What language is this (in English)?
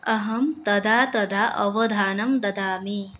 Sanskrit